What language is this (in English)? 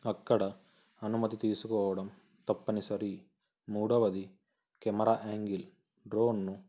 Telugu